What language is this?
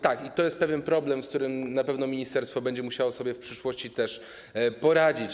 Polish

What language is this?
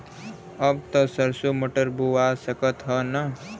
Bhojpuri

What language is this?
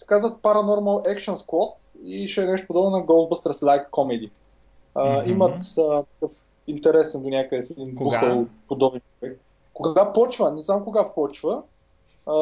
Bulgarian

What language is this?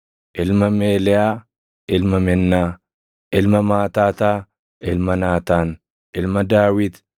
Oromo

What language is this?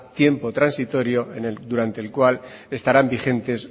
Spanish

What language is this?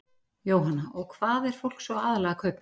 Icelandic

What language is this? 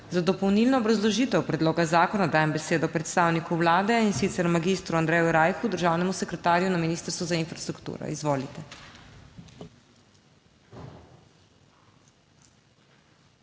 Slovenian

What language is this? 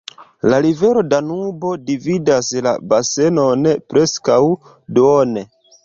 Esperanto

